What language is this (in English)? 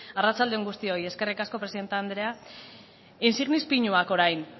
Basque